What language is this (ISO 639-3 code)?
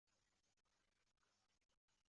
zho